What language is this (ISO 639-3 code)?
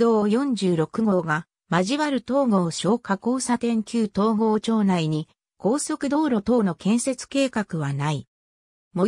jpn